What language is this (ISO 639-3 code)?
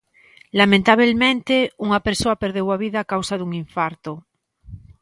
glg